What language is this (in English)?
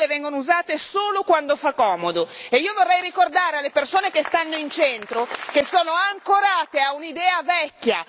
Italian